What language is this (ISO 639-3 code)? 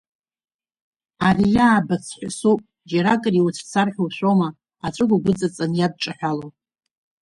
abk